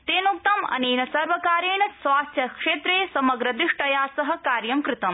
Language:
Sanskrit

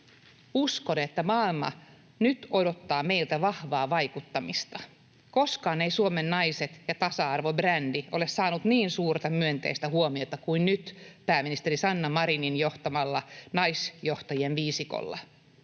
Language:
Finnish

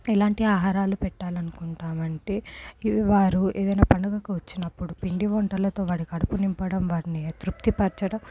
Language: Telugu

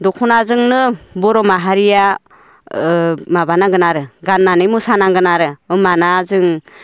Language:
Bodo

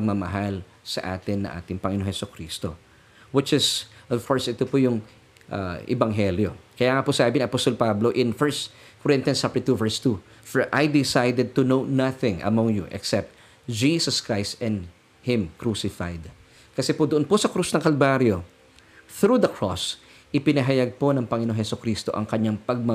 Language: Filipino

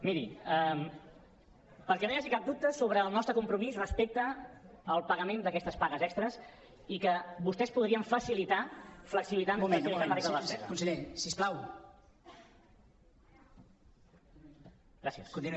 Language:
Catalan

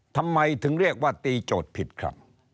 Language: Thai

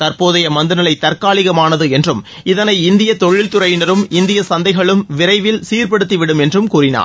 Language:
Tamil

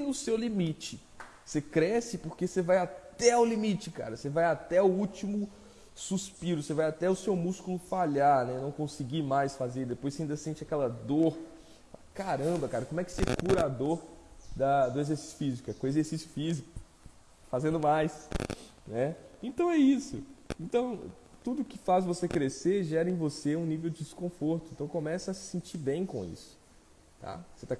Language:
Portuguese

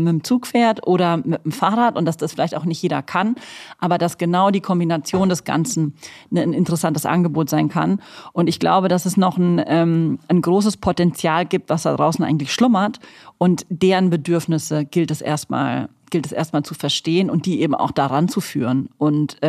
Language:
German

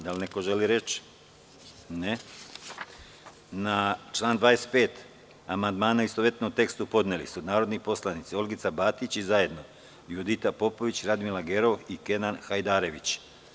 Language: Serbian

